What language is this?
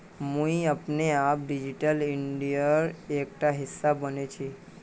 Magahi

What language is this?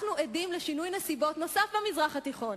Hebrew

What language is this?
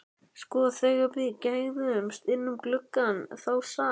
Icelandic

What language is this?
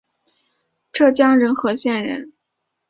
Chinese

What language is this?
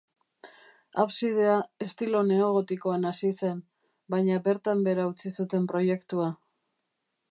Basque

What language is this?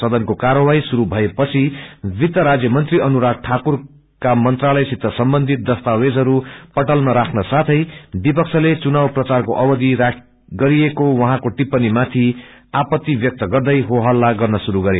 Nepali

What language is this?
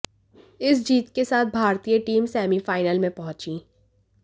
Hindi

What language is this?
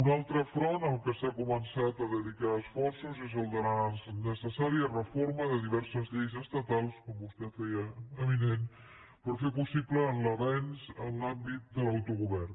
Catalan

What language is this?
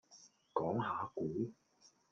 Cantonese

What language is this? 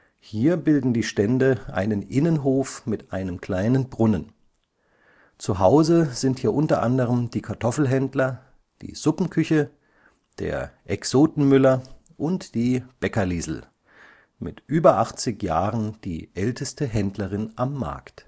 German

